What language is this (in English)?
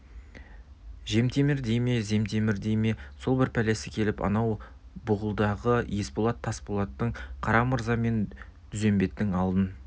Kazakh